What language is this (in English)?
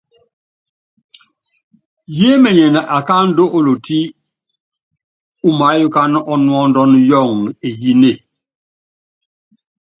Yangben